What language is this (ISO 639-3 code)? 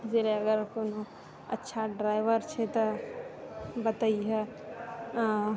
mai